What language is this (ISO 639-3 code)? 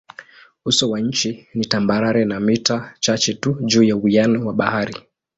swa